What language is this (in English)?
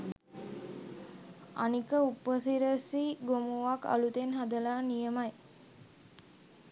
Sinhala